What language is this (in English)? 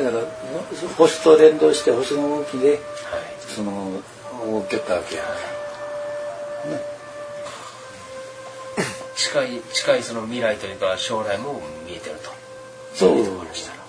Japanese